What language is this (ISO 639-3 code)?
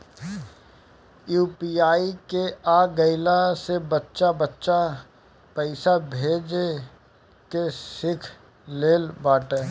bho